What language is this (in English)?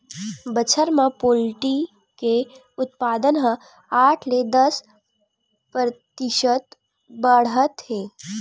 Chhattisgarhi